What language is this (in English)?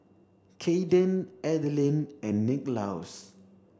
English